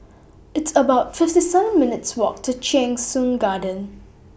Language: English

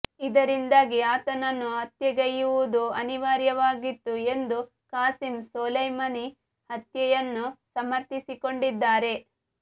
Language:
Kannada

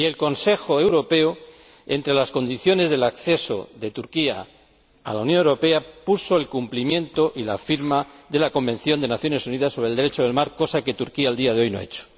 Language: Spanish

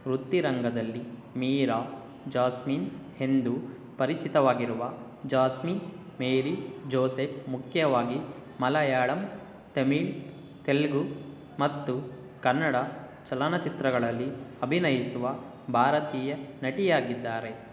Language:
Kannada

